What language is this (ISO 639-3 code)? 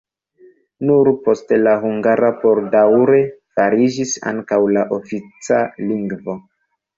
epo